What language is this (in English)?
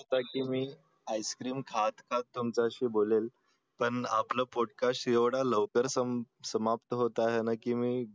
Marathi